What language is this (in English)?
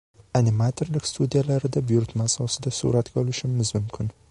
Uzbek